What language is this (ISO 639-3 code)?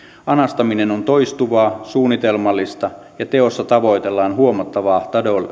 fin